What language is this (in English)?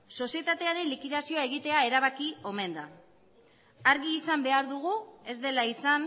Basque